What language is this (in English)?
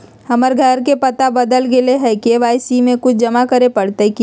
Magahi